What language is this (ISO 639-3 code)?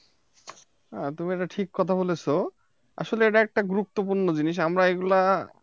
ben